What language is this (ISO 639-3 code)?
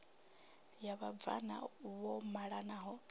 ven